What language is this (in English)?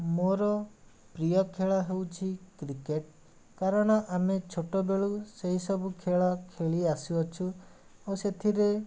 Odia